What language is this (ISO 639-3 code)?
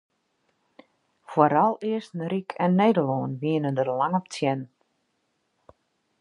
fry